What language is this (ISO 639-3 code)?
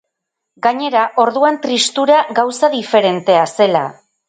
eus